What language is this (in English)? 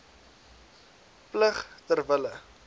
Afrikaans